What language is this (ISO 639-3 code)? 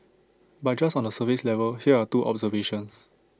eng